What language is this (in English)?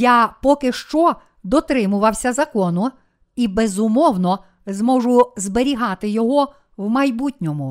Ukrainian